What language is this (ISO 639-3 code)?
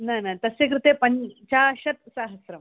san